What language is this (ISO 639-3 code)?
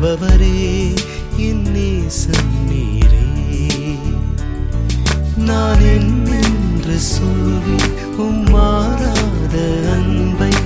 tam